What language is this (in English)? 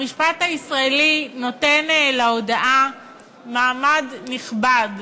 Hebrew